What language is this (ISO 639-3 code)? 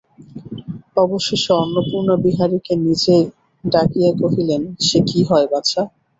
ben